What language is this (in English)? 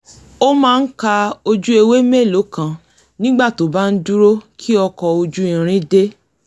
Yoruba